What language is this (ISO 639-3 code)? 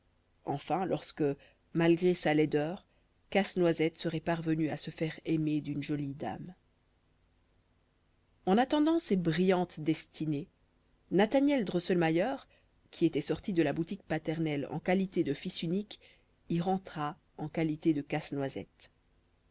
fra